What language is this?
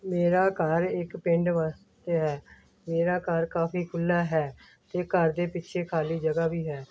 Punjabi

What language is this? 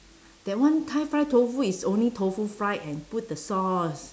English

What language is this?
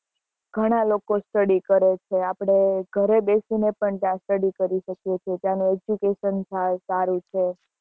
Gujarati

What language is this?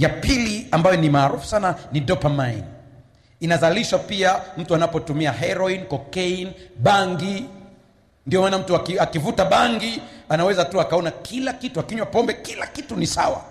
Swahili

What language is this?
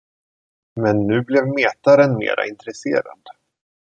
Swedish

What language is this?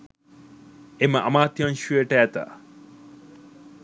Sinhala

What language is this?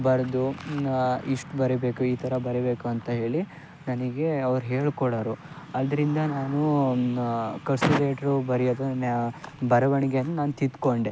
Kannada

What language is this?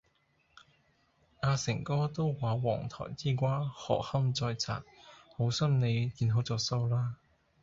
Cantonese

